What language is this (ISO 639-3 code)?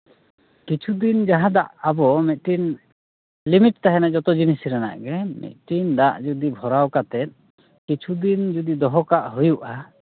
sat